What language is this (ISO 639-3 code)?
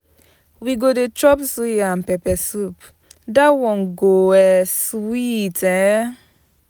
pcm